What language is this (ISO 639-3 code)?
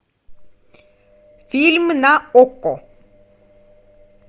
rus